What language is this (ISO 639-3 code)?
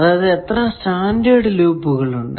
mal